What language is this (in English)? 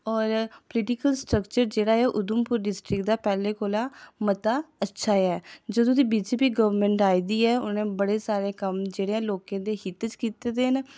Dogri